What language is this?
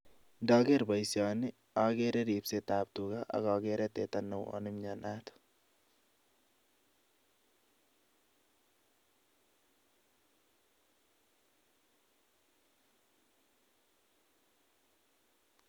Kalenjin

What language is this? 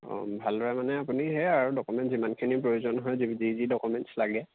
Assamese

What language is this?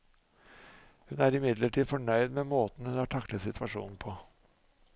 Norwegian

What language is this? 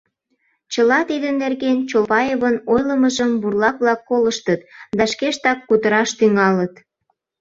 Mari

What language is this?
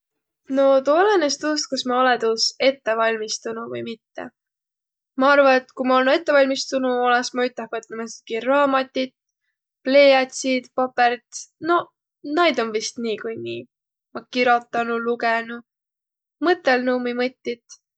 Võro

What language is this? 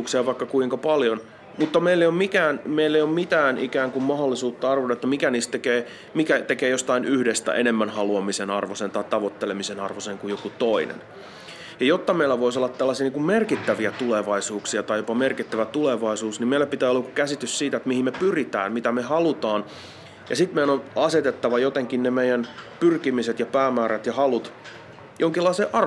Finnish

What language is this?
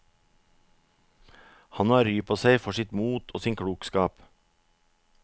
Norwegian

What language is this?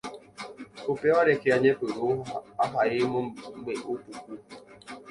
Guarani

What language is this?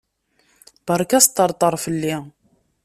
Kabyle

